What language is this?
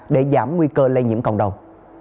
Vietnamese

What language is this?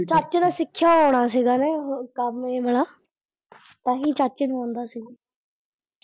Punjabi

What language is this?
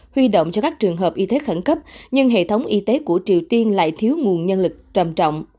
Vietnamese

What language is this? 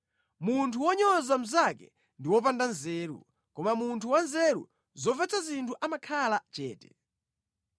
Nyanja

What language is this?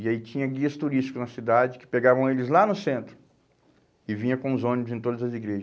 Portuguese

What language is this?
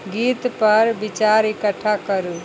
Maithili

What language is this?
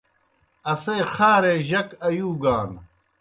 Kohistani Shina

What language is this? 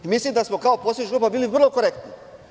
Serbian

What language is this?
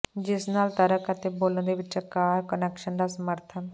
Punjabi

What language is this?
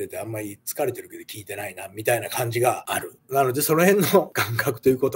Japanese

